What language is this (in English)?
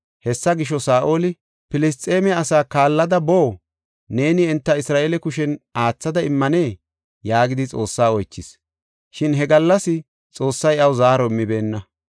Gofa